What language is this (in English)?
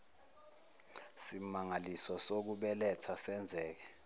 Zulu